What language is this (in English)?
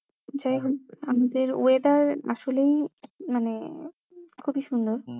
Bangla